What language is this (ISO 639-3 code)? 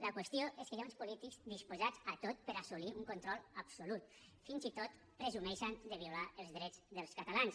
cat